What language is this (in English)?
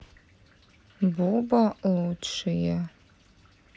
Russian